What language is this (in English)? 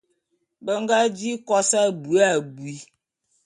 Bulu